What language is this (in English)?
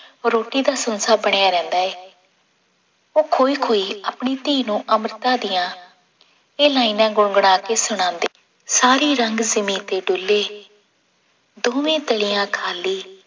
Punjabi